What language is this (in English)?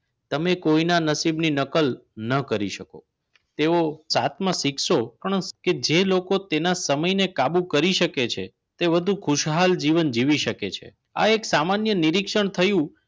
Gujarati